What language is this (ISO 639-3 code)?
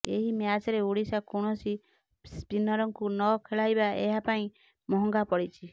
ori